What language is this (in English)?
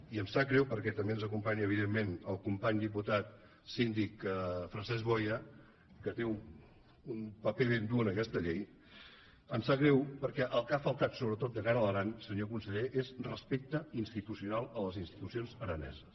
Catalan